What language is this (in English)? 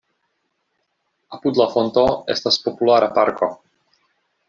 Esperanto